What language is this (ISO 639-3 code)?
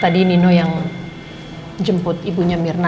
ind